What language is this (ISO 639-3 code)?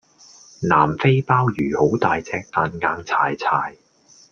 yue